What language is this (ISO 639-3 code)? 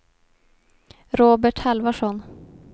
swe